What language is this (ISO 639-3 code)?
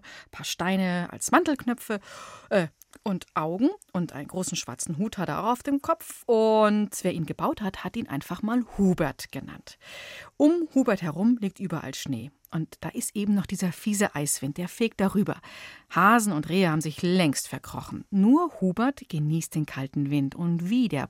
deu